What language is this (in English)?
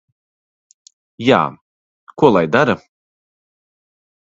Latvian